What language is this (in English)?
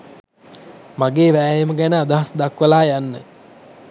Sinhala